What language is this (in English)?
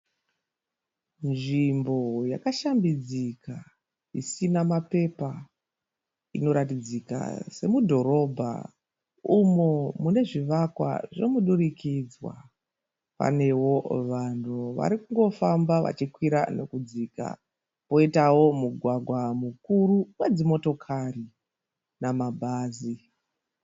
Shona